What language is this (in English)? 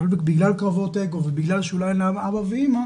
Hebrew